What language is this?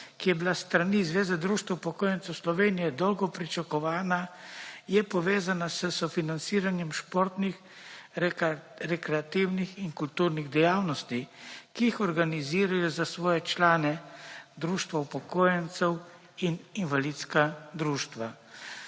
Slovenian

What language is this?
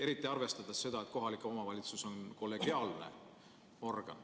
Estonian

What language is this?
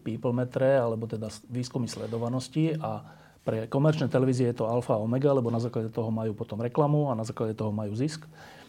Slovak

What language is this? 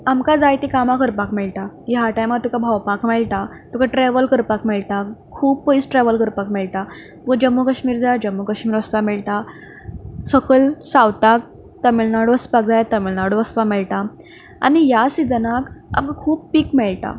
Konkani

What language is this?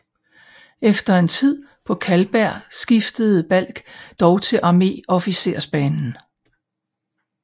Danish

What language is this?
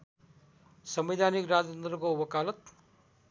Nepali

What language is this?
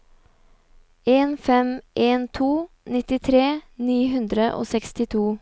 Norwegian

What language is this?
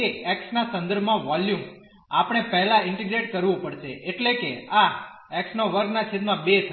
Gujarati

